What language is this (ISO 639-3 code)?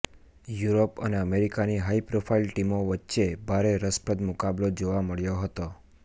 guj